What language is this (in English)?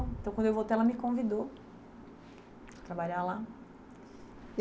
Portuguese